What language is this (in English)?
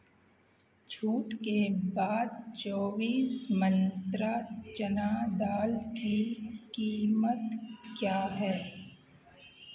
Hindi